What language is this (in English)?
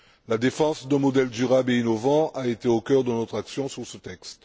French